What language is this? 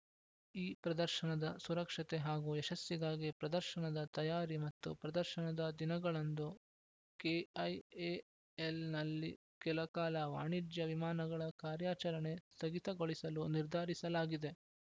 Kannada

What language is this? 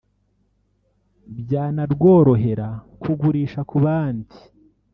Kinyarwanda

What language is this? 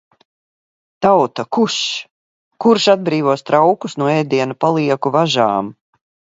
Latvian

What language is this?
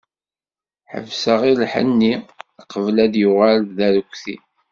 Kabyle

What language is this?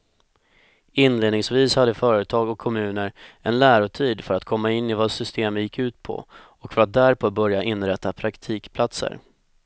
Swedish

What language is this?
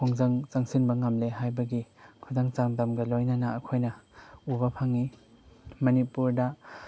Manipuri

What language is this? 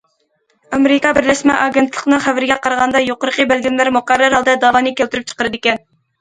Uyghur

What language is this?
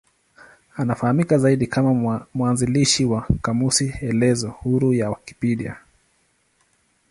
Swahili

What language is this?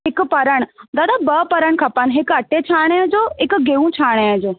Sindhi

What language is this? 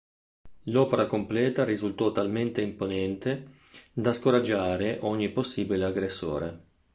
Italian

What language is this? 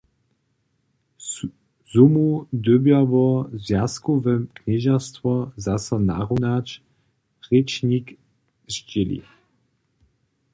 Upper Sorbian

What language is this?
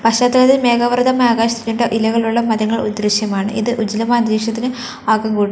Malayalam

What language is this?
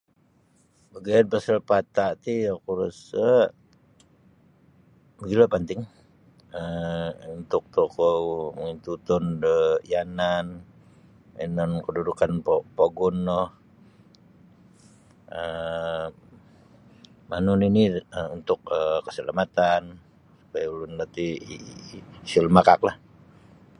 Sabah Bisaya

